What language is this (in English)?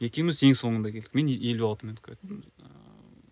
Kazakh